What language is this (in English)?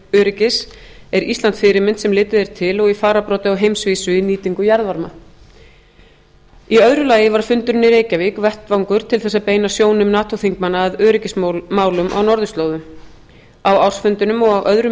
Icelandic